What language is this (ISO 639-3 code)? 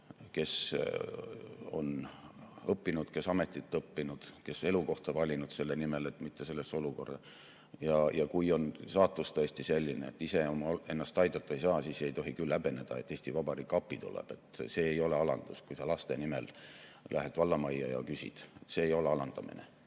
est